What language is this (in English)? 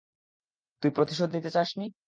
Bangla